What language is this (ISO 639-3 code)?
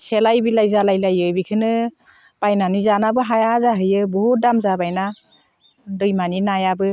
brx